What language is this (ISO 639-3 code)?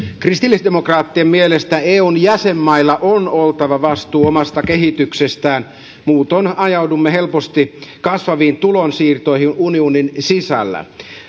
fin